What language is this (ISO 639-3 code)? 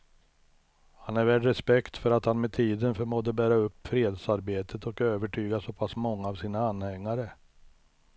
swe